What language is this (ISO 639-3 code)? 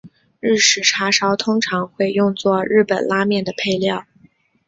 zho